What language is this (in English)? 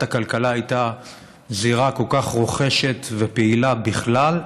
Hebrew